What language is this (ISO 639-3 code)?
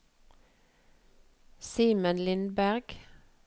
nor